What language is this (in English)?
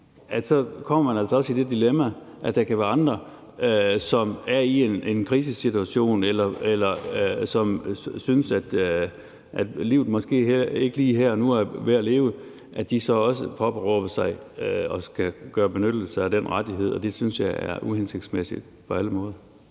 Danish